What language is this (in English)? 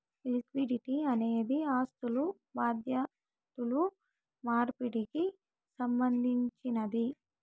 Telugu